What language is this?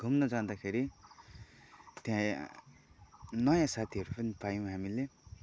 Nepali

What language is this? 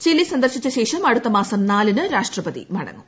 Malayalam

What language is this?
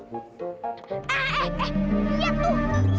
Indonesian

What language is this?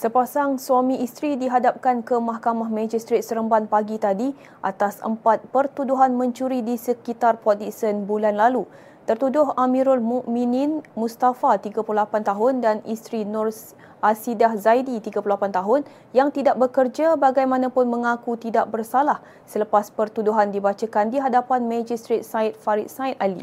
Malay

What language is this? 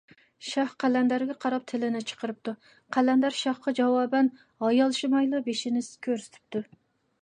Uyghur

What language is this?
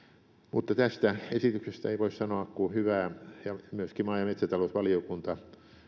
Finnish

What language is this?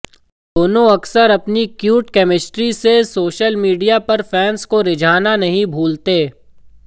Hindi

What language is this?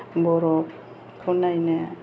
Bodo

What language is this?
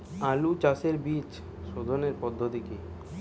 Bangla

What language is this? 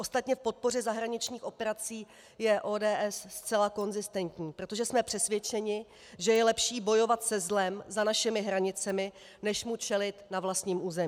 Czech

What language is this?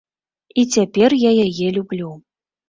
Belarusian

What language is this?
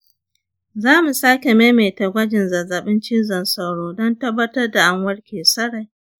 Hausa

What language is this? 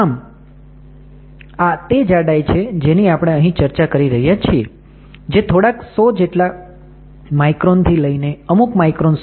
Gujarati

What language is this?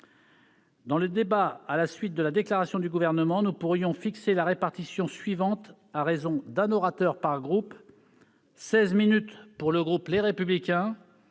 French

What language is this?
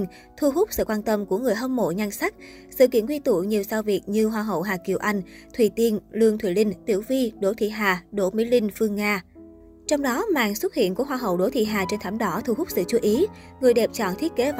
Vietnamese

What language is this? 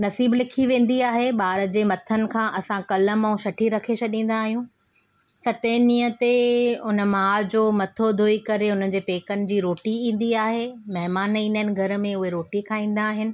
Sindhi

